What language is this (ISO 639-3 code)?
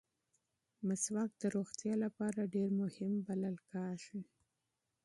pus